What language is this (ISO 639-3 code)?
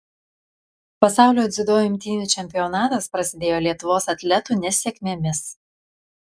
lit